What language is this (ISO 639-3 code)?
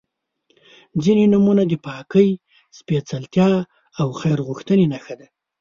pus